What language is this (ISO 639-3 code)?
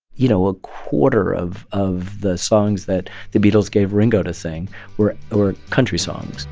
eng